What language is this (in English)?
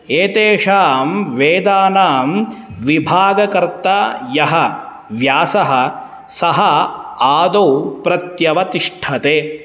Sanskrit